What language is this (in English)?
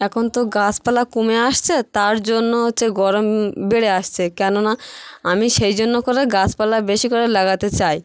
Bangla